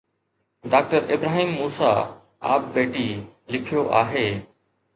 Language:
Sindhi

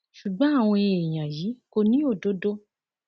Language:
Yoruba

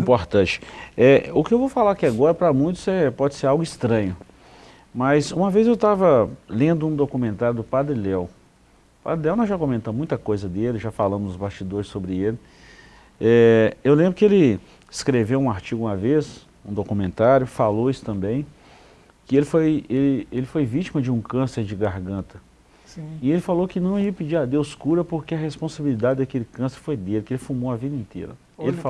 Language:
Portuguese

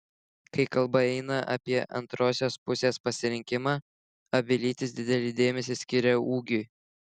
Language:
Lithuanian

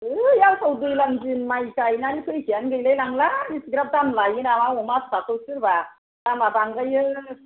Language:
Bodo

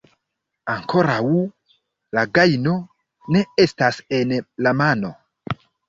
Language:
Esperanto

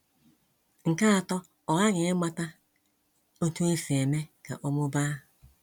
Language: Igbo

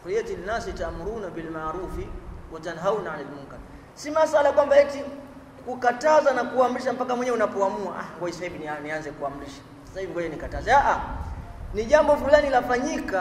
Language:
Swahili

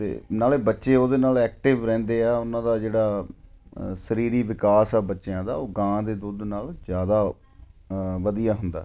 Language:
Punjabi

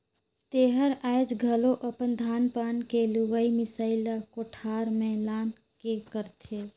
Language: Chhattisgarhi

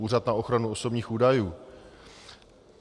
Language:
Czech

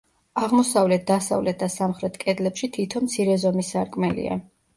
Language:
Georgian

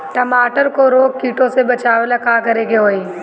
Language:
Bhojpuri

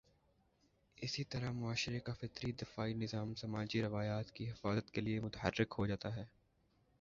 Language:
Urdu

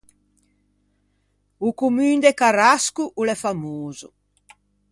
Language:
Ligurian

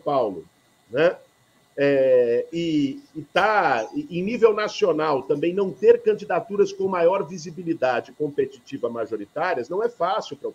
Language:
Portuguese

